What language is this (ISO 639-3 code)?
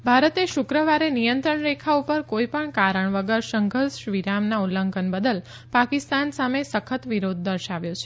guj